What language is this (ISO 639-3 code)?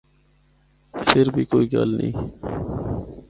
hno